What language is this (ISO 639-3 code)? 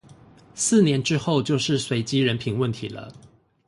zho